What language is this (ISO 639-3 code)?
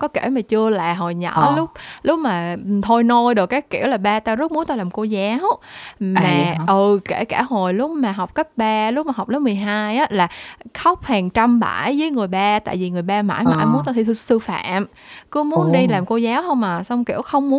vie